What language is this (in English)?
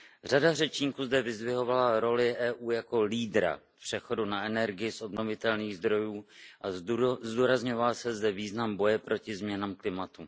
Czech